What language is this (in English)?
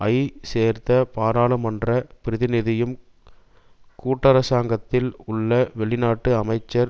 Tamil